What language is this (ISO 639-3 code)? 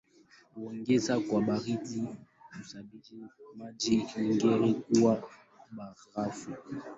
swa